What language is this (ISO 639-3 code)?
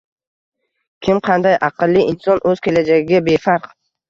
uzb